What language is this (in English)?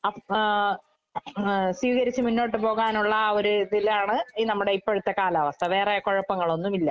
Malayalam